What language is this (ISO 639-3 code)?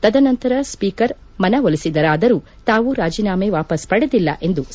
kan